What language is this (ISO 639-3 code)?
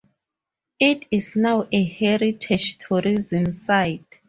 eng